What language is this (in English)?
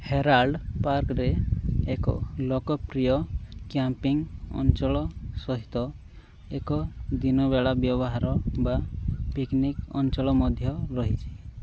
Odia